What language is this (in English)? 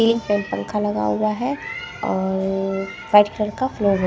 Hindi